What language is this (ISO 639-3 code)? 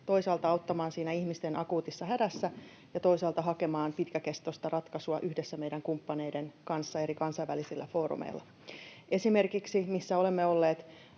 fin